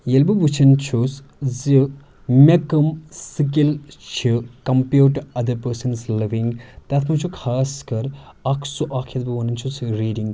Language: Kashmiri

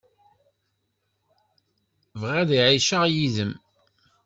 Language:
Kabyle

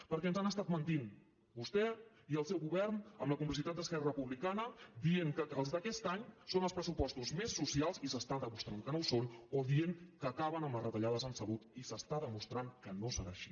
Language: Catalan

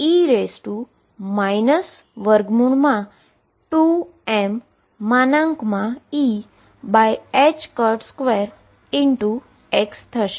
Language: Gujarati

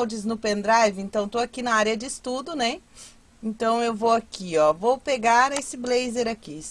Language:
Portuguese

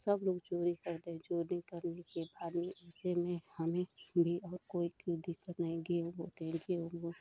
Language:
Hindi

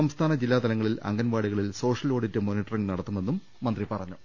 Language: Malayalam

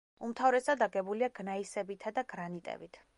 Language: Georgian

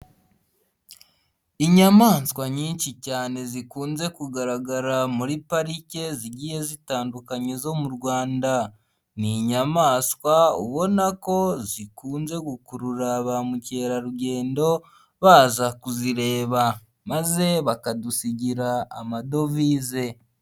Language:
Kinyarwanda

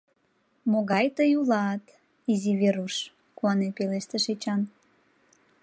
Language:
Mari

